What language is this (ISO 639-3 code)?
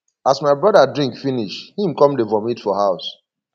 pcm